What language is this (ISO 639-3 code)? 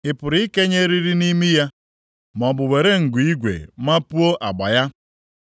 ibo